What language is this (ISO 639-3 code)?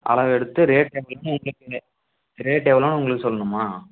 tam